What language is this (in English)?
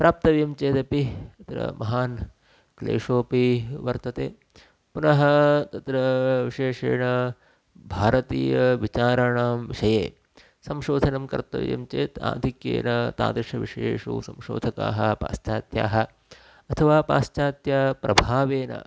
Sanskrit